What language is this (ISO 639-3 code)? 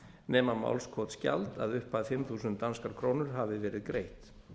isl